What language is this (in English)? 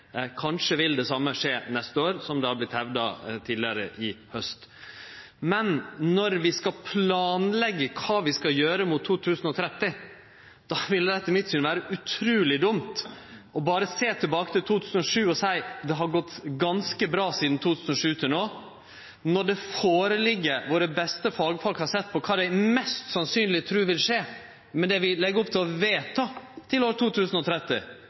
Norwegian Nynorsk